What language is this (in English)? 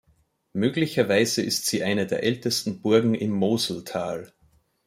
German